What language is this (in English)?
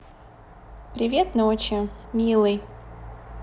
Russian